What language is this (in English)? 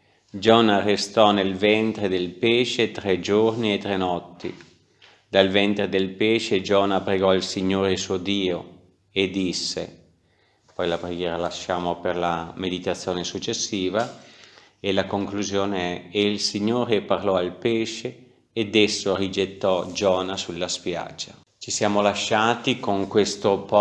Italian